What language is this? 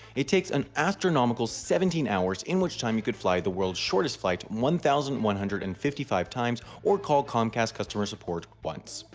English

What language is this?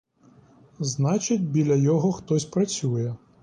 Ukrainian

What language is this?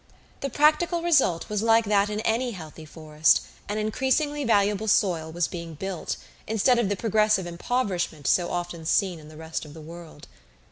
English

